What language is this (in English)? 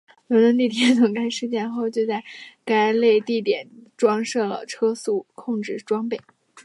Chinese